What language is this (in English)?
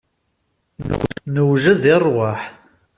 Kabyle